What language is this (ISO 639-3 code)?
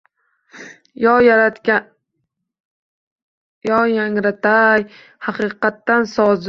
uzb